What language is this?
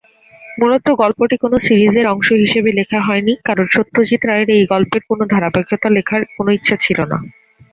Bangla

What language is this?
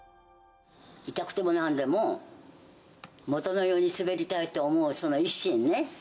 Japanese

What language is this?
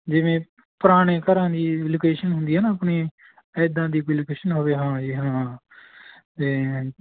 Punjabi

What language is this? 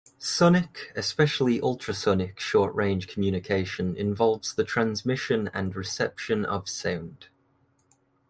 English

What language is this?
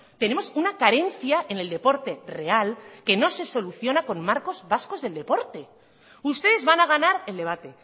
Spanish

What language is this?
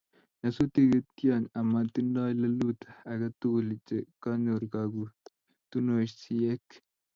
Kalenjin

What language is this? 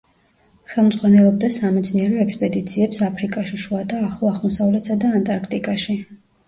Georgian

